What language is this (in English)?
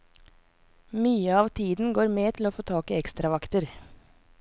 Norwegian